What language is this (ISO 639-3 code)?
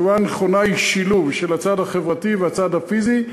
heb